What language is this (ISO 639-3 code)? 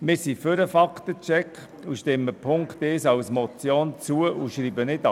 gsw